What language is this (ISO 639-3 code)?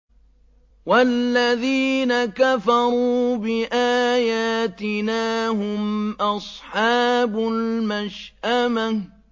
ara